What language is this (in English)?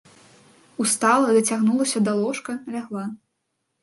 Belarusian